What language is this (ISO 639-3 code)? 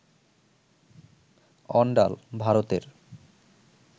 ben